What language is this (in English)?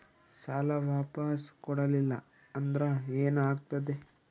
Kannada